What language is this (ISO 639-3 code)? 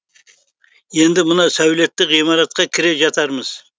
kaz